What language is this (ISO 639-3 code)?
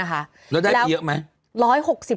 tha